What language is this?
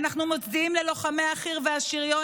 Hebrew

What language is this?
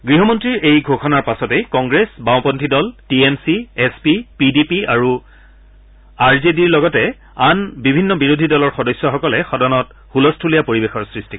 Assamese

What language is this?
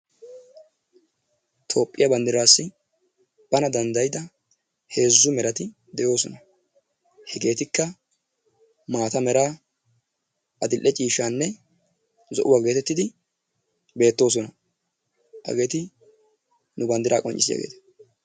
Wolaytta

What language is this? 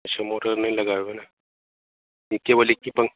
Hindi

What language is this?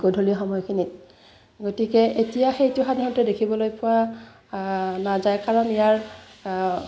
Assamese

